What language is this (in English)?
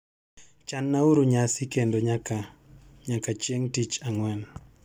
Luo (Kenya and Tanzania)